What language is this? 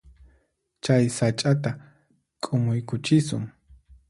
Puno Quechua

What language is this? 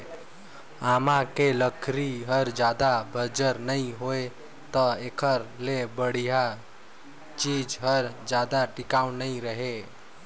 Chhattisgarhi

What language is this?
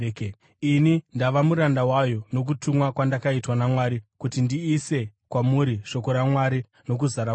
Shona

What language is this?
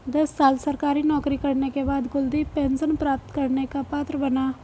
Hindi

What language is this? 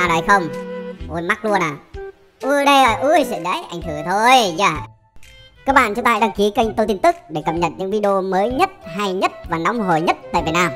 Vietnamese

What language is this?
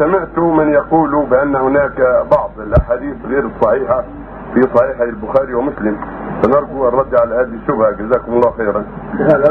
Arabic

